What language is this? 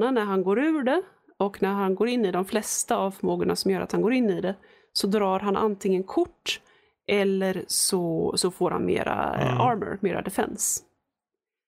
Swedish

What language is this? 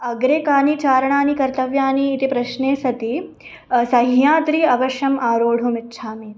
Sanskrit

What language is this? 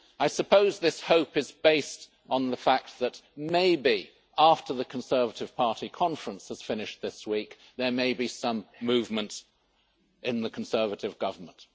English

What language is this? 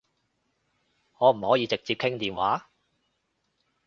Cantonese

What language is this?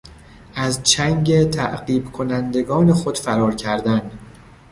Persian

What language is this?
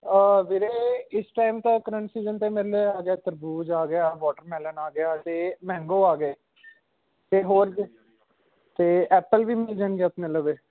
Punjabi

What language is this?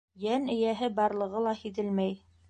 Bashkir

